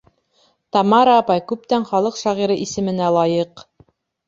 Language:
Bashkir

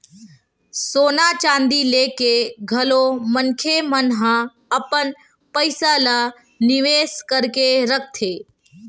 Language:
Chhattisgarhi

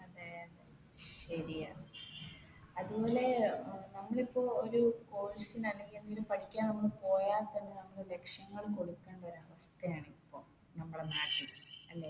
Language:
Malayalam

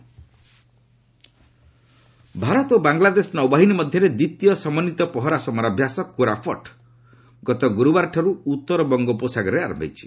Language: Odia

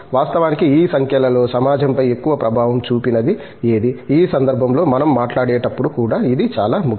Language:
Telugu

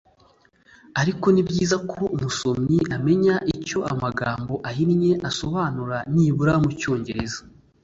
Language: Kinyarwanda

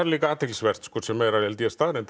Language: Icelandic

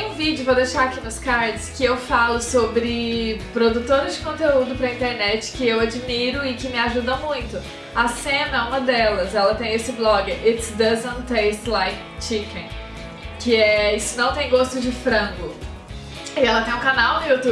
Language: Portuguese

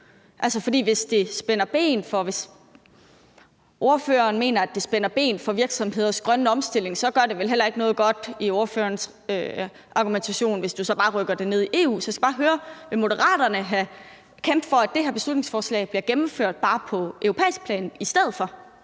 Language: Danish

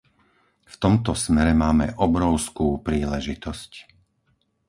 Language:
Slovak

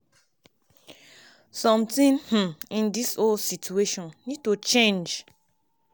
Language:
Nigerian Pidgin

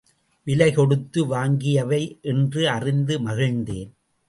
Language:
Tamil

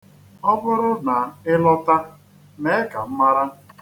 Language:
Igbo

